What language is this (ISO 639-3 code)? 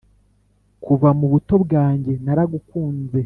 kin